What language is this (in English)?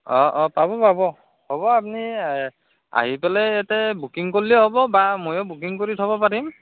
Assamese